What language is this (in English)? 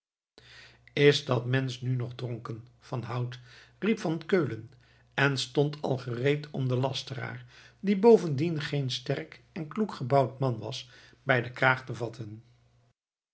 Dutch